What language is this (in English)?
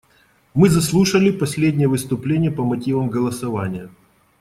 Russian